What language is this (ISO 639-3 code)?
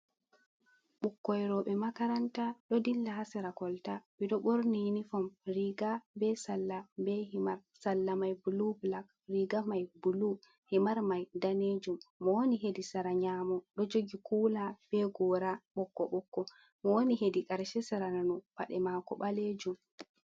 ful